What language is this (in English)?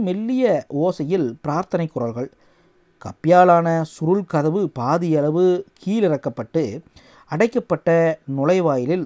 Tamil